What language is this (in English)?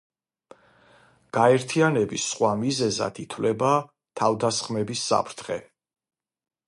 Georgian